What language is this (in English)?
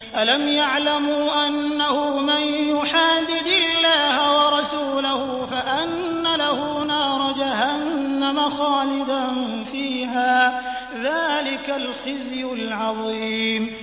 Arabic